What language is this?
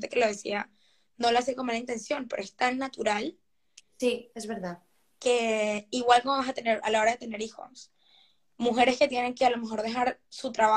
Spanish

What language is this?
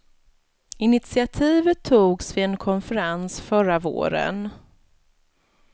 Swedish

